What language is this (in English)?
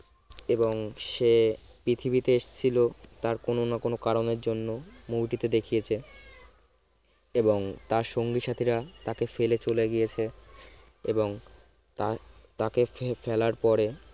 Bangla